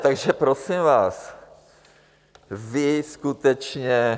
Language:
Czech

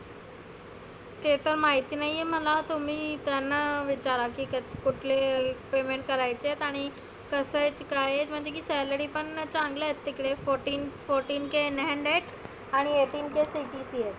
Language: Marathi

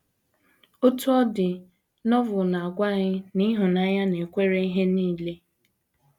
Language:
Igbo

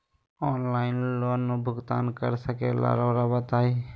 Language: Magahi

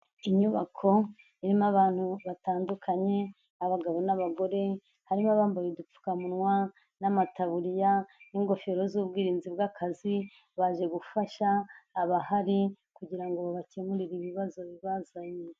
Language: Kinyarwanda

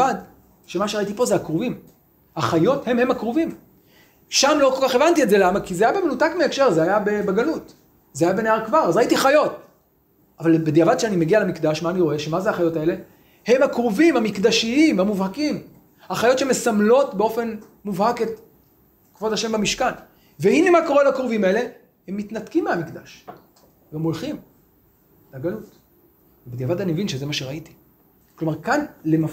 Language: Hebrew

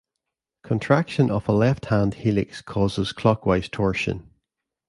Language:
English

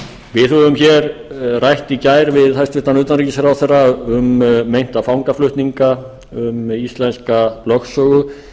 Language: Icelandic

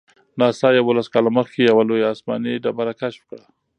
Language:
Pashto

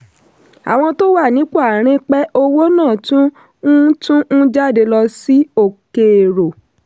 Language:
Yoruba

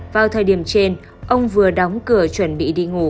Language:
Vietnamese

